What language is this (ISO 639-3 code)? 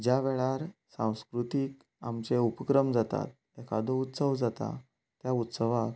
kok